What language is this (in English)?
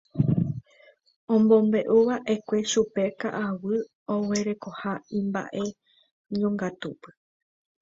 Guarani